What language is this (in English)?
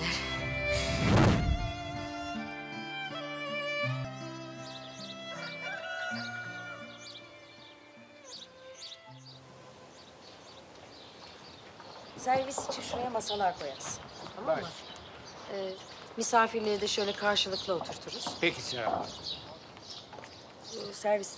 Turkish